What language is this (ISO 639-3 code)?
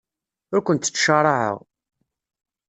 kab